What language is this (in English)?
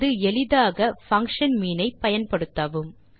Tamil